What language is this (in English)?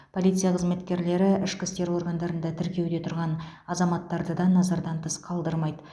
Kazakh